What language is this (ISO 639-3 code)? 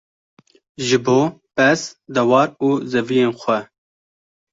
kur